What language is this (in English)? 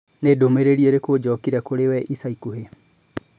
Kikuyu